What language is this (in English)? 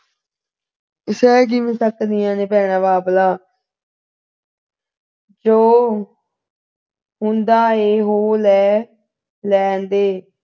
Punjabi